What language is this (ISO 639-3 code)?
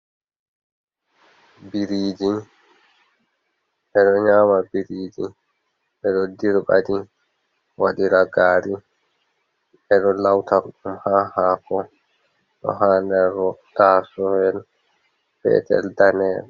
ful